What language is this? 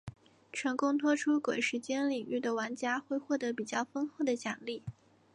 Chinese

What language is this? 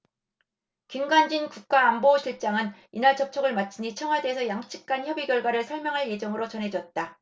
Korean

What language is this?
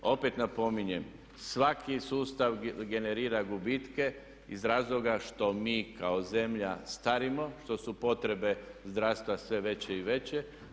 Croatian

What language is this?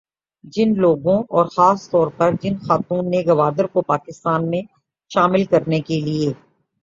Urdu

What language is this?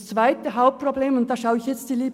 Swiss German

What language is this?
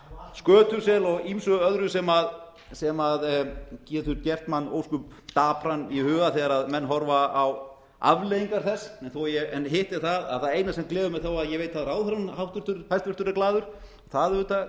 Icelandic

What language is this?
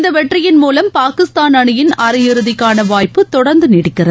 Tamil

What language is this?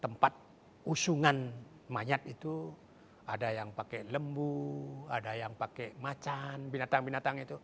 Indonesian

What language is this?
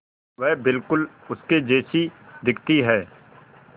Hindi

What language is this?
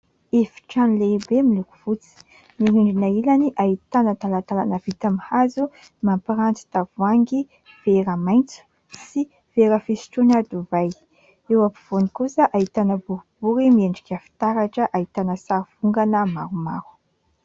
Malagasy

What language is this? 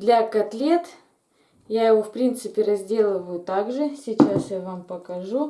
Russian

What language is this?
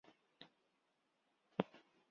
Chinese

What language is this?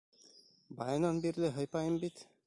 Bashkir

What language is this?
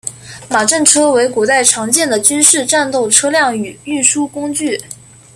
Chinese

